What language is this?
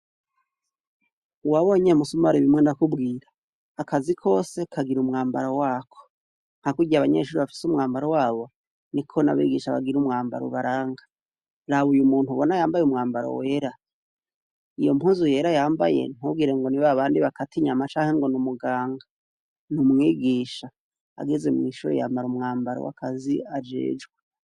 Rundi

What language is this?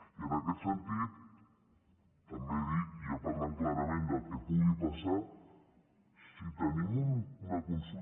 Catalan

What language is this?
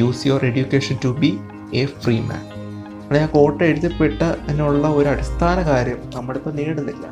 Malayalam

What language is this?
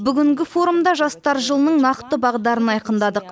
Kazakh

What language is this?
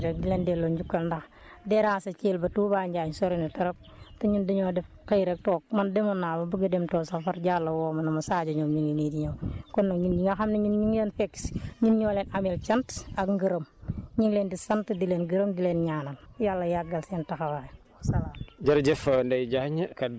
Wolof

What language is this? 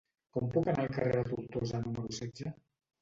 Catalan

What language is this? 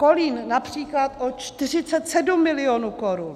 Czech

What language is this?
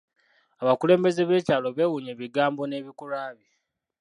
Ganda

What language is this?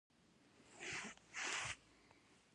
Pashto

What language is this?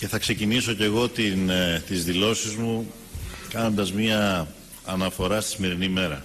Greek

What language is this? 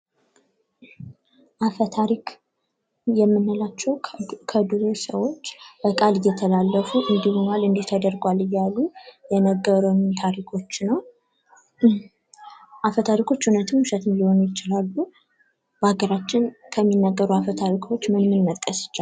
Amharic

